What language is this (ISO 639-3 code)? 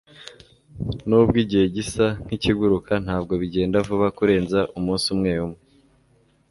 kin